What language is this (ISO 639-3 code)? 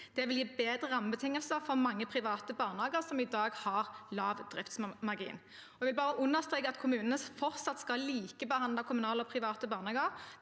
nor